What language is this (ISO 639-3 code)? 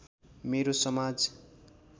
nep